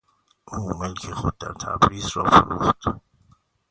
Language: Persian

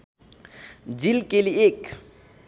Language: Nepali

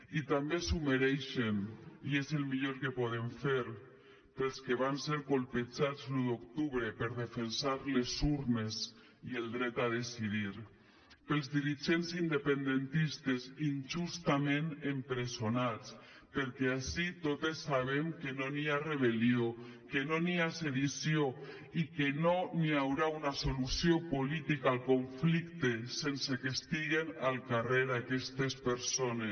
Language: Catalan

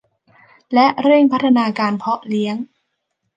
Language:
Thai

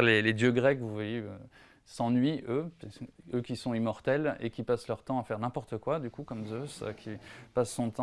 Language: French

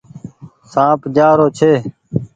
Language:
Goaria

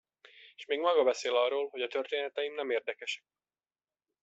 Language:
Hungarian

